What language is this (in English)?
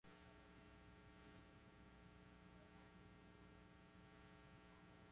Portuguese